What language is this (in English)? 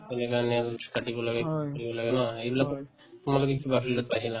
Assamese